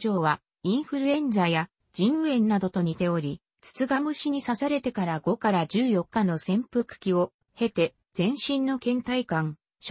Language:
Japanese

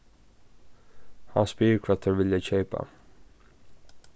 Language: Faroese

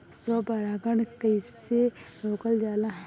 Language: Bhojpuri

